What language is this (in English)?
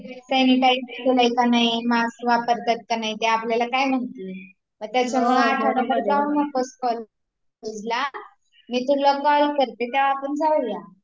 Marathi